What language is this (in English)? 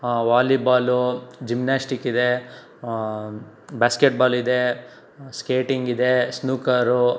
Kannada